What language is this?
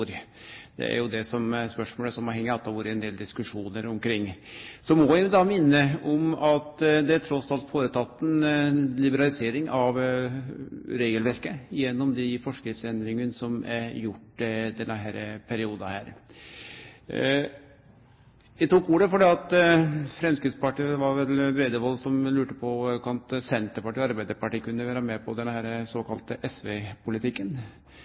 Norwegian Nynorsk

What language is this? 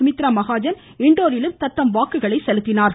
Tamil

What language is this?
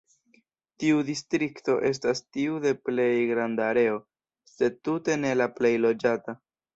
Esperanto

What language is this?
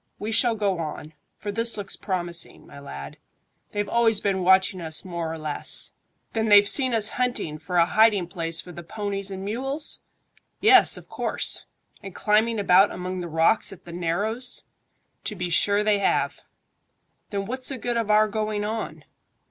English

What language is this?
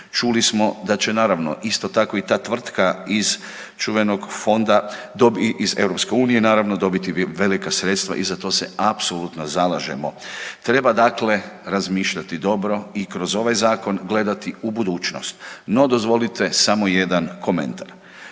Croatian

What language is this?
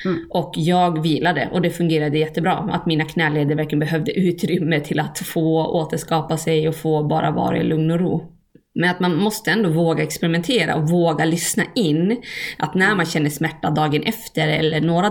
Swedish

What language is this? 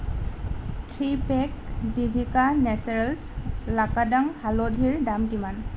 Assamese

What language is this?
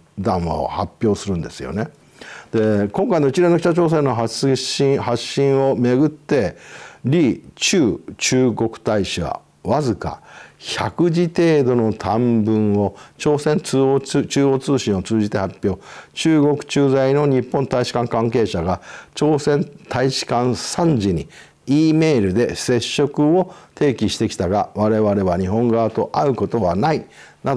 Japanese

